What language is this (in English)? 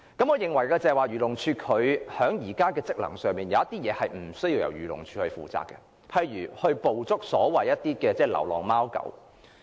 Cantonese